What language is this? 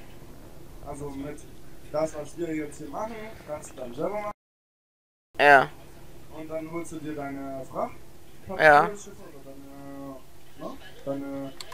German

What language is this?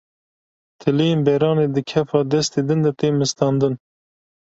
Kurdish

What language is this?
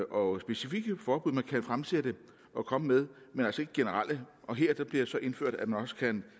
Danish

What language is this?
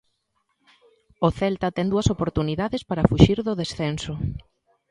Galician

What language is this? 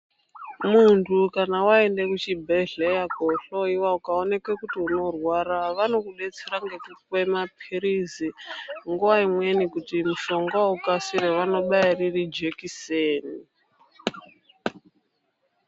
Ndau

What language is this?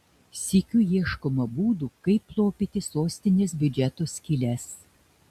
Lithuanian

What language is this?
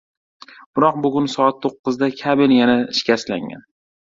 Uzbek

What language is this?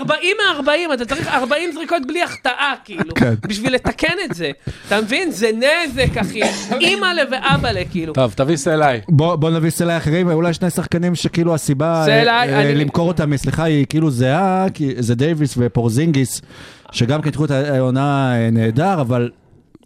Hebrew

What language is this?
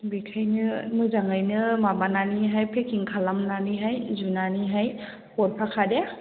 Bodo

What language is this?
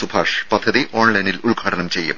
Malayalam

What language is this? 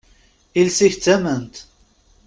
Kabyle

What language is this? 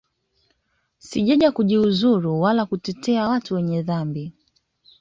Swahili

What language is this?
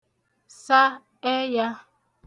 Igbo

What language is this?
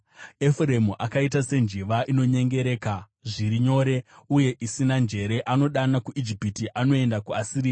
Shona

